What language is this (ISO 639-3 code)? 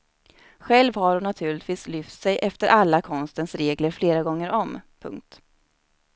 swe